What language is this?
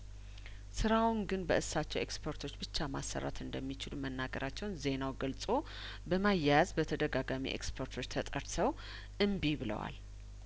Amharic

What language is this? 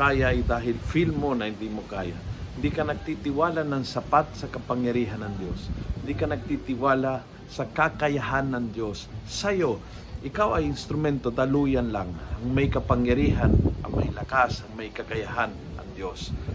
Filipino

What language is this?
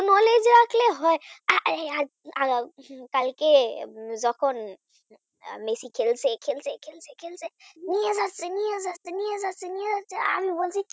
Bangla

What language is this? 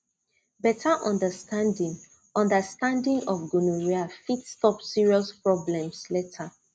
Nigerian Pidgin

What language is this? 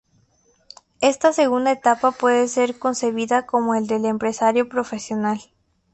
Spanish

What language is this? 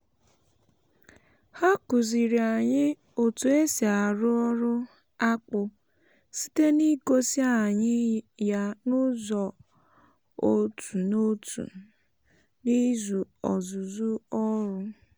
Igbo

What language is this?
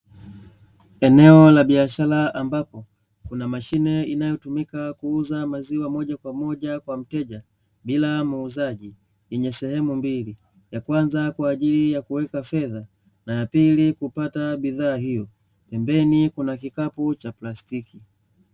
Swahili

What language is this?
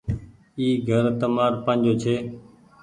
Goaria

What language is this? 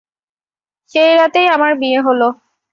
Bangla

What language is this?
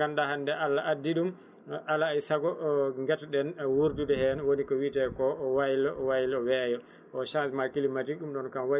Fula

